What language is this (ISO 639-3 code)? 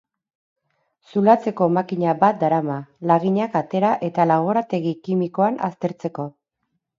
eus